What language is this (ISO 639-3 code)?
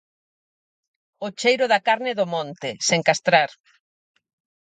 glg